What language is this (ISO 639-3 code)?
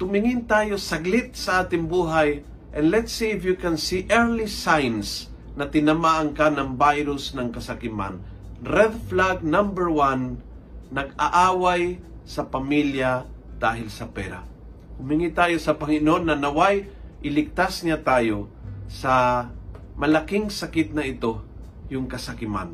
fil